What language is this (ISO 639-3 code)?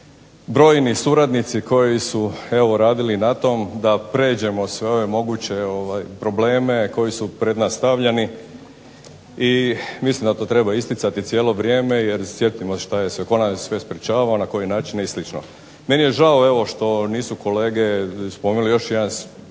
hrv